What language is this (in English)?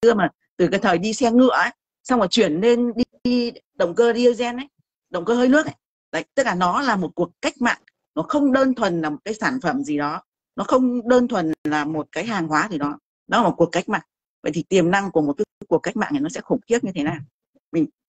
Vietnamese